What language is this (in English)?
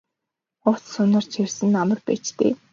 Mongolian